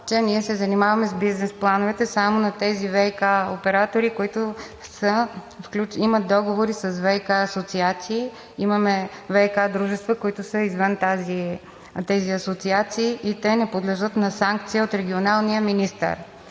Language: Bulgarian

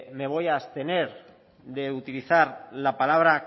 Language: Spanish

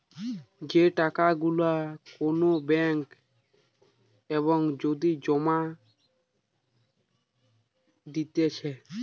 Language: Bangla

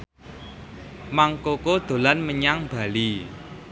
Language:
Javanese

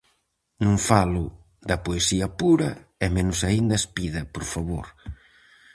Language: Galician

